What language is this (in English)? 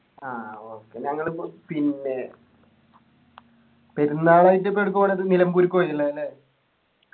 Malayalam